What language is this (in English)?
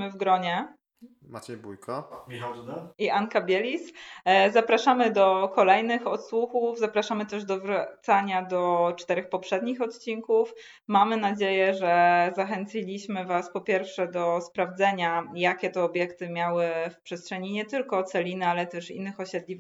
Polish